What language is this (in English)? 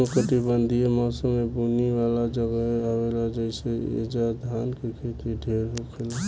Bhojpuri